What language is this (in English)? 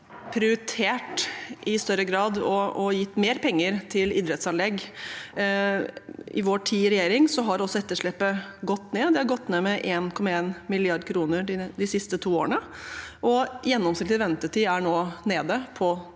Norwegian